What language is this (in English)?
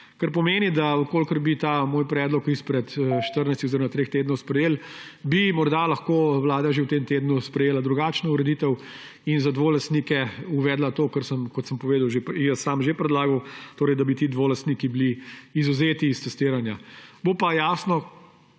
Slovenian